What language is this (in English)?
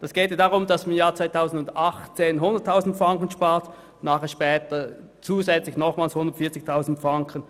Swiss German